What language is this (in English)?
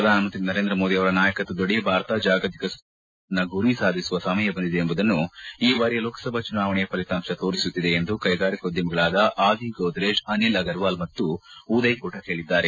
Kannada